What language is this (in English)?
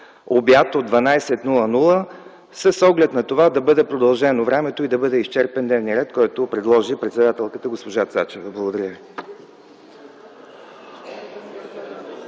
Bulgarian